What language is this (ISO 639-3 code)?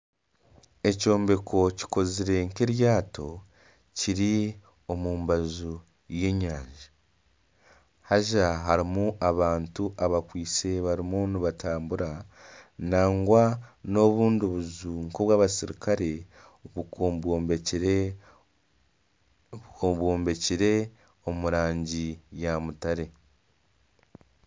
nyn